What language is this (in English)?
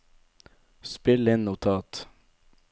Norwegian